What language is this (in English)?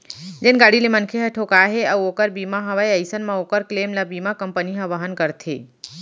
Chhattisgarhi